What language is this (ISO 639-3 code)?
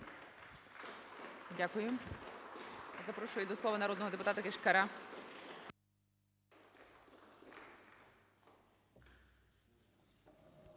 ukr